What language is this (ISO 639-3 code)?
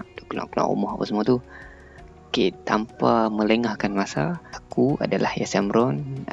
msa